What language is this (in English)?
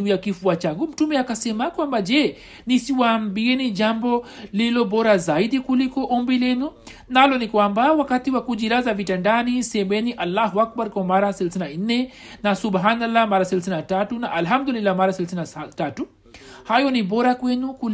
Swahili